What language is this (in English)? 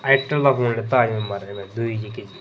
Dogri